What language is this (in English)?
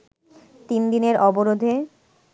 Bangla